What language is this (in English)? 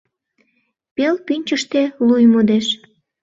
Mari